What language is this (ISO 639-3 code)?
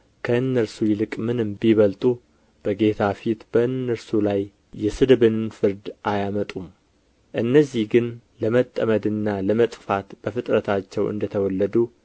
amh